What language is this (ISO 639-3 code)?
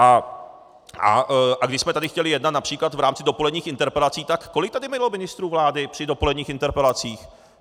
ces